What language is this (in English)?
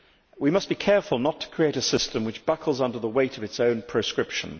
English